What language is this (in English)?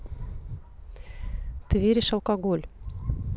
Russian